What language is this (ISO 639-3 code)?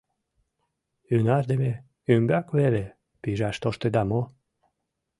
chm